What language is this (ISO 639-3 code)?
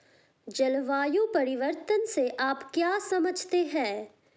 hin